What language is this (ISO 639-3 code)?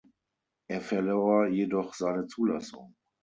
deu